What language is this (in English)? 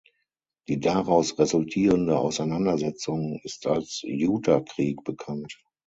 German